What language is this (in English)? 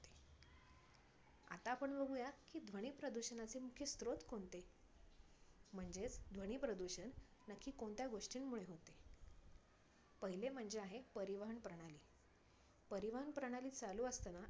Marathi